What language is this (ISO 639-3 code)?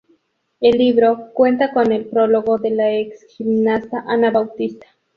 spa